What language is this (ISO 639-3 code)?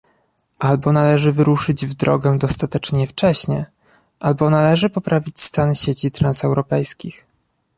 pol